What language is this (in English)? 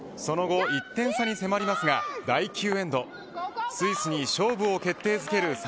Japanese